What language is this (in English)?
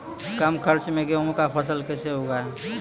Maithili